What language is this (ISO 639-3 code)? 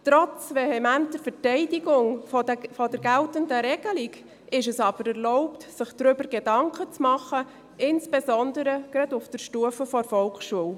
gsw